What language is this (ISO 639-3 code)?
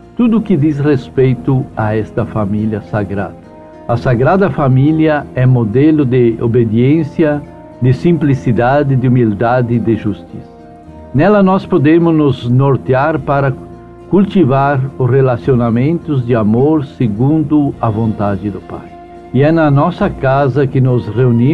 por